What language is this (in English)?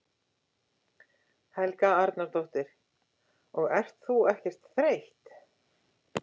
Icelandic